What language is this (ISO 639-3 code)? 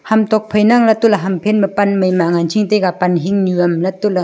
nnp